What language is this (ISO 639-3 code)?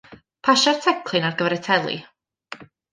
cym